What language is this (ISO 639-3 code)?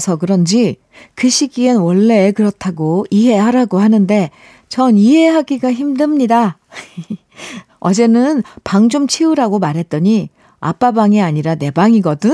kor